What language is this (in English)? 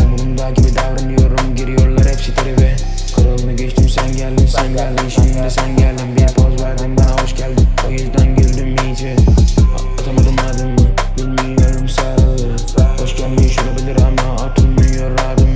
Turkish